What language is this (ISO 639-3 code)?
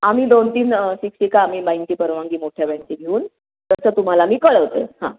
mar